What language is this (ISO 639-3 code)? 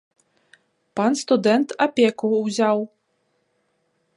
bel